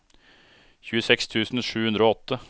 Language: Norwegian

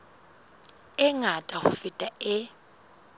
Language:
Southern Sotho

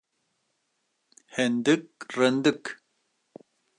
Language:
Kurdish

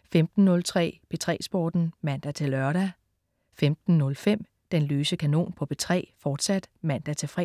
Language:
Danish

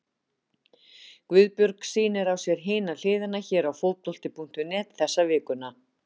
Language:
Icelandic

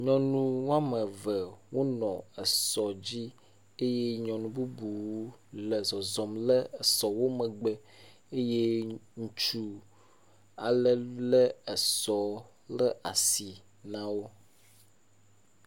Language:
Ewe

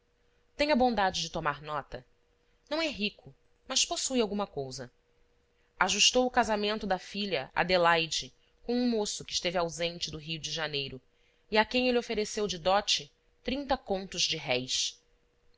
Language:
Portuguese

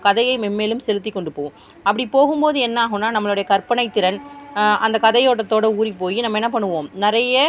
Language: Tamil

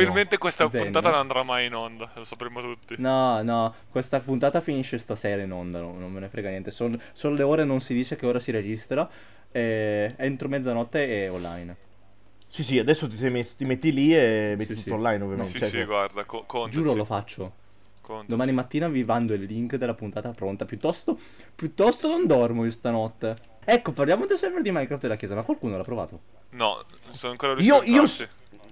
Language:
Italian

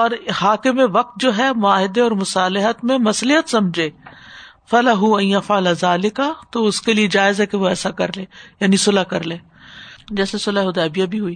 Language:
Urdu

